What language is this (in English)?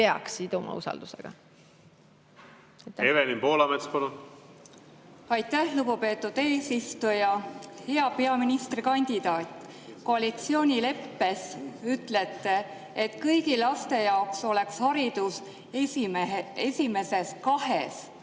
Estonian